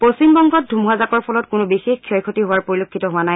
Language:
Assamese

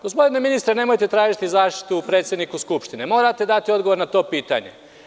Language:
Serbian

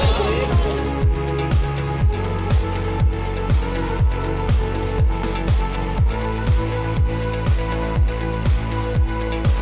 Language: Thai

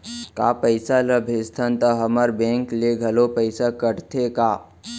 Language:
Chhattisgarhi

